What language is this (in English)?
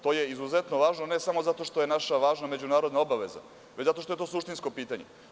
Serbian